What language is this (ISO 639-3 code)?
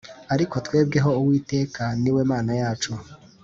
kin